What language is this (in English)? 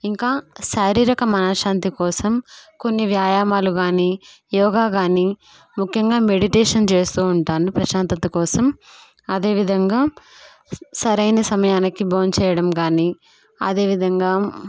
Telugu